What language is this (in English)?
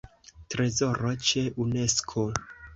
Esperanto